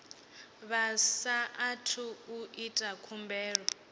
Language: Venda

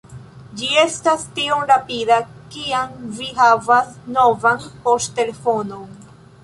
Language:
Esperanto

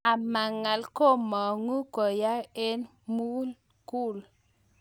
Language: Kalenjin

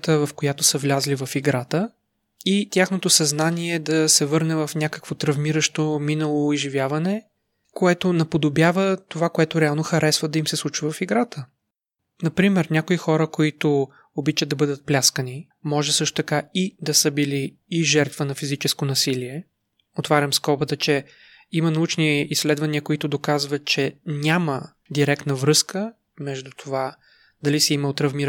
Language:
Bulgarian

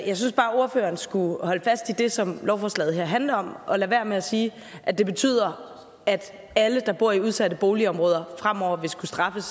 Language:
Danish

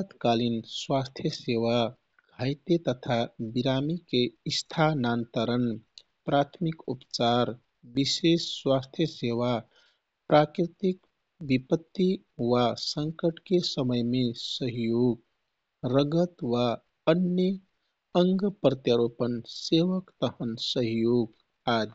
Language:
Kathoriya Tharu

